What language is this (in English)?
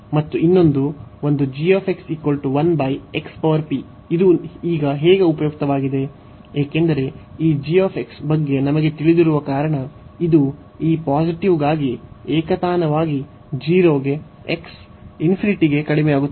Kannada